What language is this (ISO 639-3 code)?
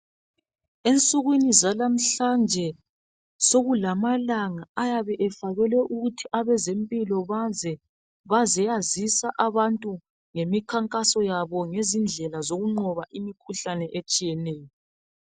nde